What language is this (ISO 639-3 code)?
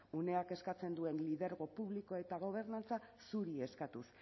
eus